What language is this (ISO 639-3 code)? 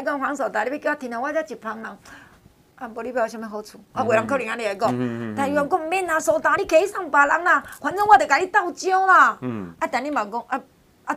zho